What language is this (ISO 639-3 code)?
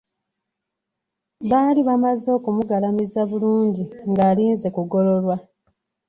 lug